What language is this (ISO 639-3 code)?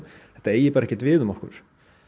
isl